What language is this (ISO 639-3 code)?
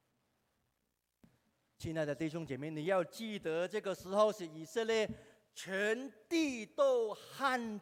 zho